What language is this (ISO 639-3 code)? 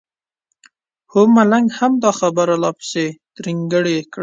pus